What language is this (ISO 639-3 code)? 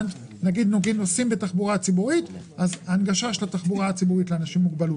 heb